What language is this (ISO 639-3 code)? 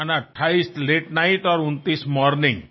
tel